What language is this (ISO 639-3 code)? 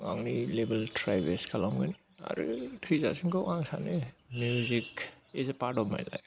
brx